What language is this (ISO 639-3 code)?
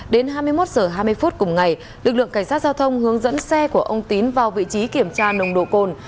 vie